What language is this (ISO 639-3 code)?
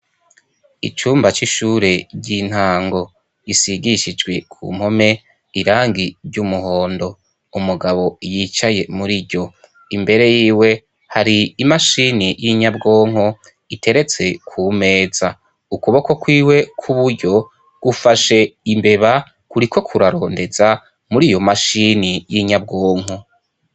run